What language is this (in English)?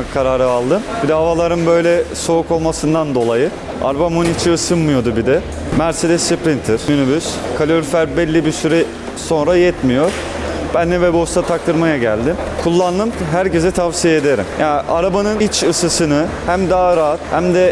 Turkish